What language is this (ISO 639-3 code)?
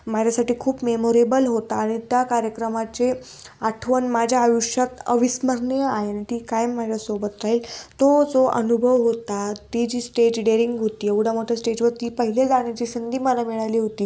mar